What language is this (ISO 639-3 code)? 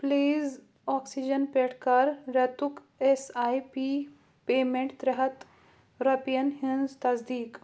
kas